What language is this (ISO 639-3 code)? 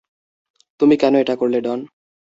ben